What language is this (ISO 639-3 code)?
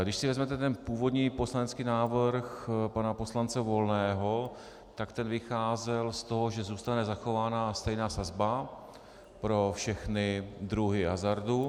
ces